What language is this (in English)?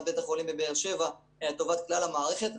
Hebrew